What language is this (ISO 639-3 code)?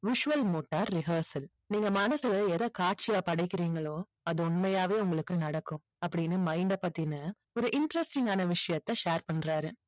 tam